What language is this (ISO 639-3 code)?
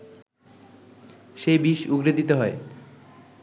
ben